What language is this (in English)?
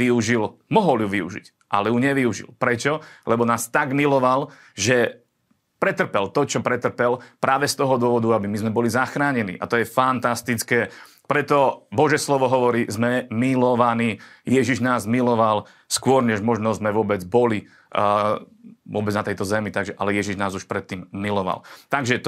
Slovak